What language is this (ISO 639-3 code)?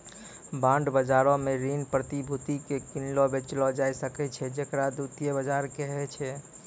mai